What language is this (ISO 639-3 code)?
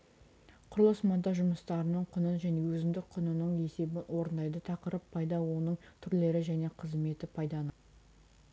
kaz